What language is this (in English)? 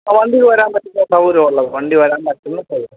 Malayalam